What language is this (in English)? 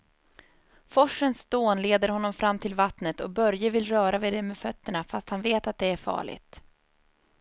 Swedish